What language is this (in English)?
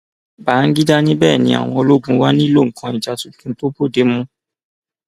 Yoruba